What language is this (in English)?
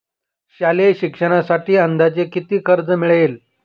Marathi